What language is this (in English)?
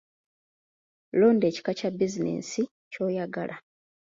Ganda